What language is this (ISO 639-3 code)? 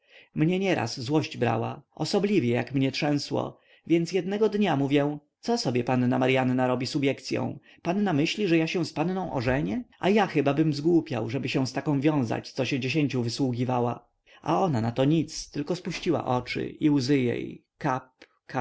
pol